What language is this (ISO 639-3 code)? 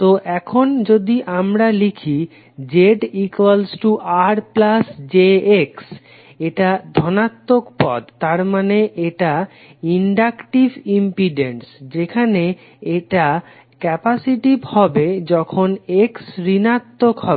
ben